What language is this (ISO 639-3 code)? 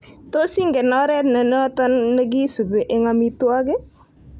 kln